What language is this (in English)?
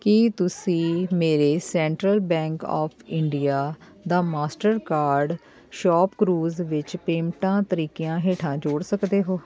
Punjabi